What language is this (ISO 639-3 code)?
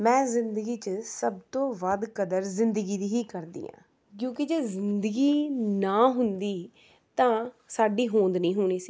pan